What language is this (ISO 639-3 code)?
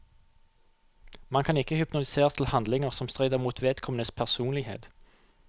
nor